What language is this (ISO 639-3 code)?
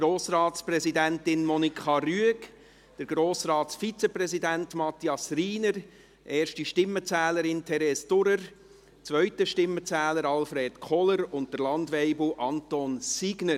gsw